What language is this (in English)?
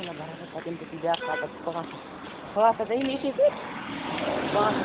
Kashmiri